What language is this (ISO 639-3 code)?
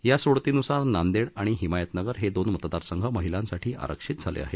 mar